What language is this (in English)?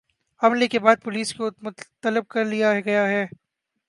Urdu